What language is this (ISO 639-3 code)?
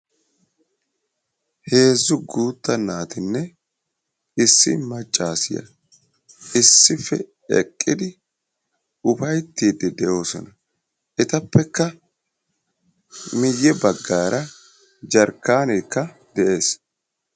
wal